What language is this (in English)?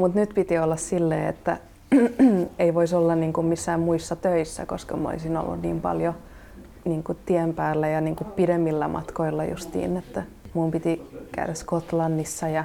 Finnish